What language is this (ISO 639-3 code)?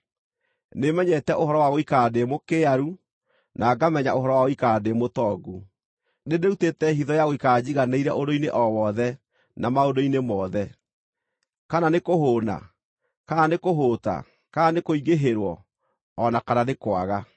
kik